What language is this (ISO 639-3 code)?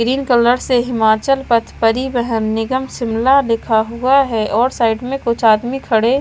hin